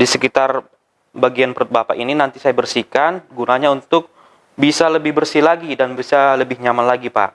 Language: Indonesian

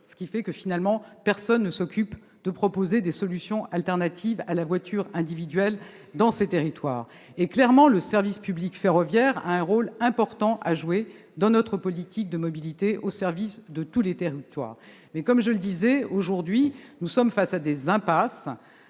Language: French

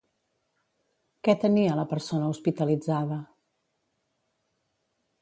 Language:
Catalan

